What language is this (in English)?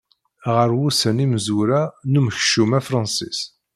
Kabyle